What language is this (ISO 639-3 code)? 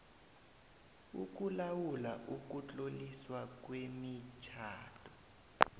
nbl